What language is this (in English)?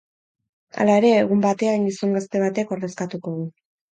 Basque